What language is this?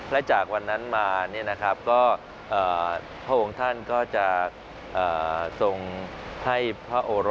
Thai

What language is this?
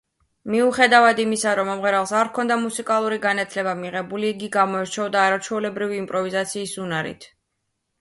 Georgian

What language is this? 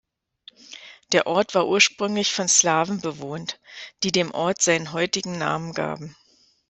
German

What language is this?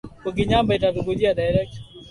Swahili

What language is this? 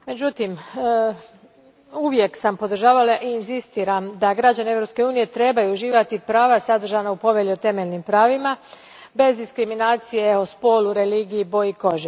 Croatian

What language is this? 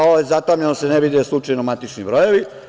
Serbian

